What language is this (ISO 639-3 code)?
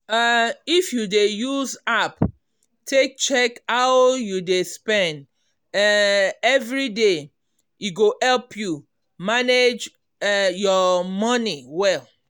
pcm